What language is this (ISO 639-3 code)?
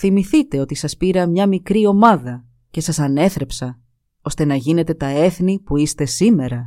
ell